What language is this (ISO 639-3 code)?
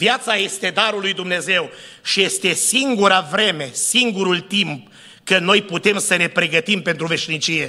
ron